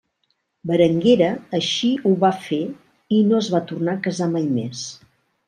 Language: Catalan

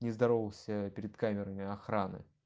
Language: Russian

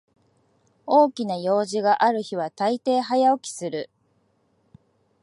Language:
Japanese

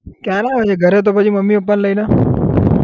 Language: Gujarati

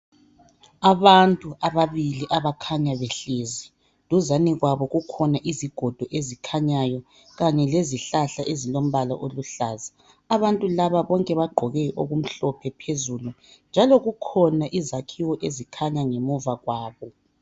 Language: North Ndebele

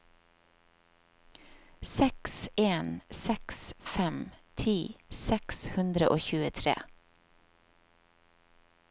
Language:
Norwegian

